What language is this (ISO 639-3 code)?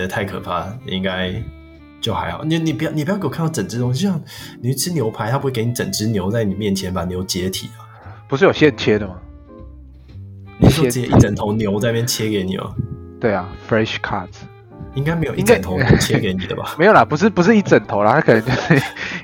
zho